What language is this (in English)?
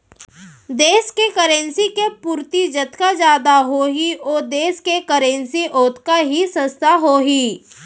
Chhattisgarhi